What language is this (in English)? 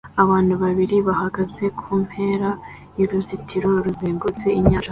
Kinyarwanda